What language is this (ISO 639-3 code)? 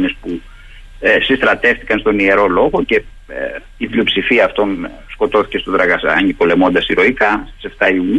ell